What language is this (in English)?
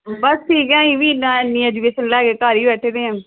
Punjabi